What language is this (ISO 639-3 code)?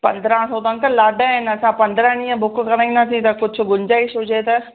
snd